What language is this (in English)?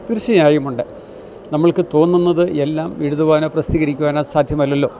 Malayalam